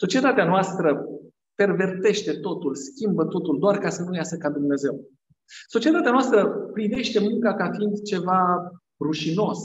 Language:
Romanian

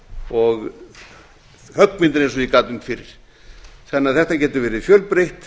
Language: Icelandic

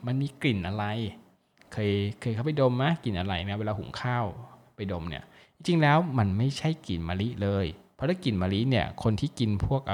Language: Thai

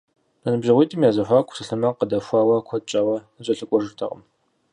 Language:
Kabardian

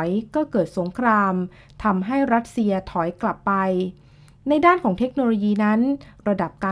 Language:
Thai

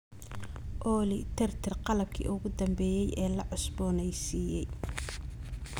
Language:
Somali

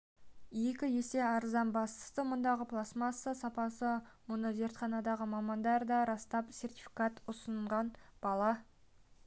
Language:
Kazakh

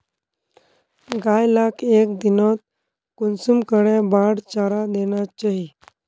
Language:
Magahi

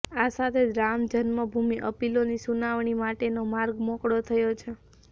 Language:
Gujarati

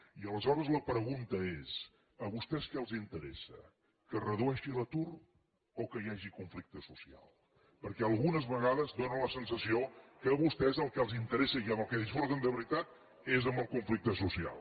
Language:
Catalan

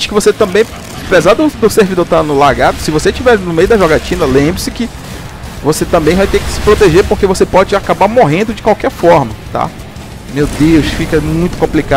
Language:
Portuguese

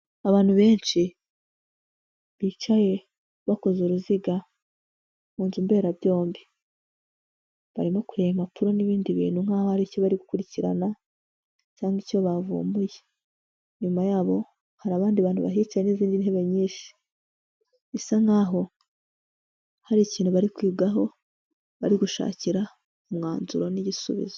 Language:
Kinyarwanda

